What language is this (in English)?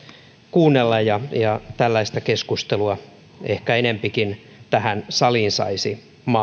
Finnish